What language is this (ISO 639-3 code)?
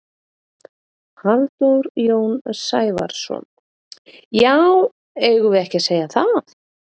isl